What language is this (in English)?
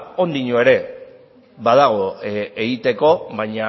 Basque